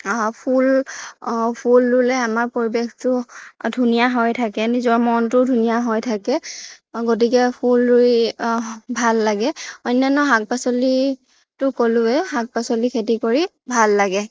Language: Assamese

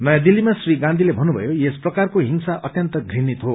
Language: Nepali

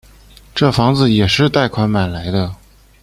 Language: Chinese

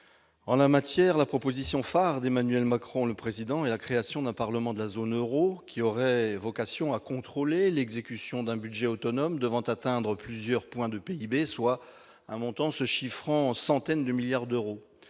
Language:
French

